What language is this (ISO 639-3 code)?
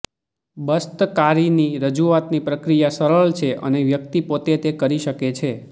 guj